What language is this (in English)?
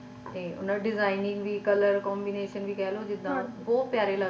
Punjabi